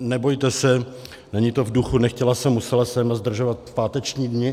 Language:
Czech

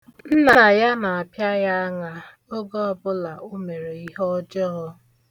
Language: Igbo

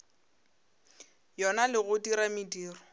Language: Northern Sotho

